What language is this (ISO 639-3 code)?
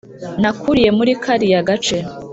kin